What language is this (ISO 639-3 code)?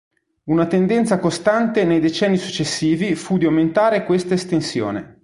ita